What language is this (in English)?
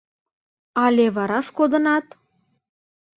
Mari